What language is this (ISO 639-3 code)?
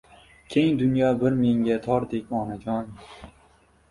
uzb